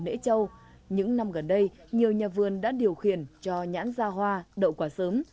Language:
Vietnamese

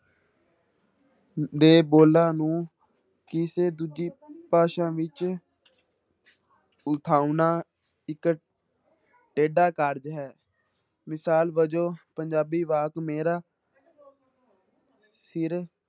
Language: Punjabi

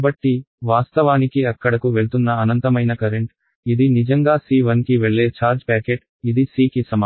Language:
Telugu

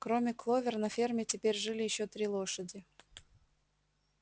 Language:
Russian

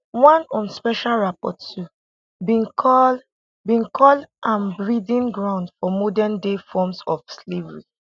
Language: Nigerian Pidgin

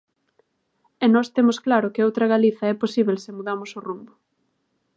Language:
Galician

